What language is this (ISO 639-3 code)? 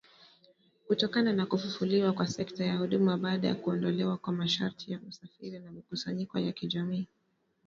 swa